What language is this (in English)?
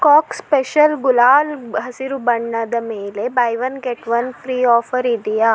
Kannada